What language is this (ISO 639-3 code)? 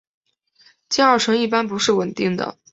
zho